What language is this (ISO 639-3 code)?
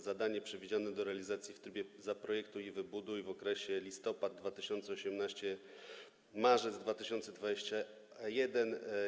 pol